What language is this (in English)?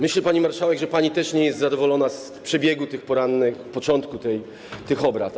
Polish